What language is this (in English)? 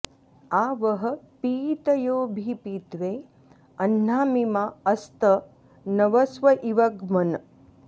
Sanskrit